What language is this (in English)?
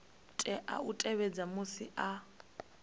Venda